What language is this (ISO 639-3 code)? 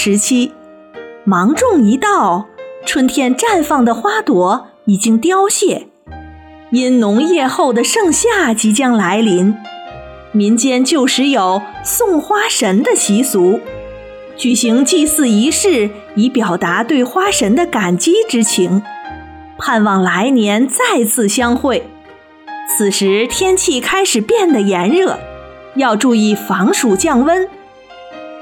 zho